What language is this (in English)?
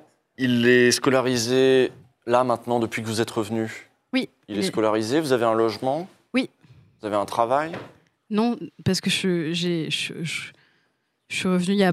French